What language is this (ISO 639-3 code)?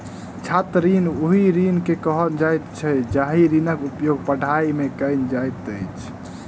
mai